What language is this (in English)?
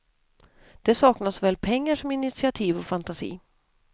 Swedish